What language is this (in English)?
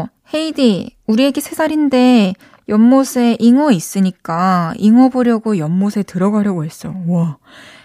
Korean